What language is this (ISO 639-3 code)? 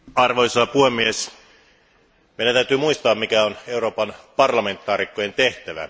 fin